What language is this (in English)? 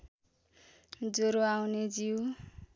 Nepali